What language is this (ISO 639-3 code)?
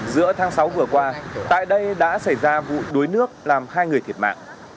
vie